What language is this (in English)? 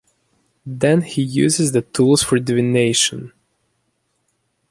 English